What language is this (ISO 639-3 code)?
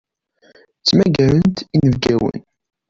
kab